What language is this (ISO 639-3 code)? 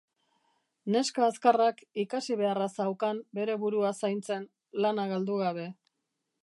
eus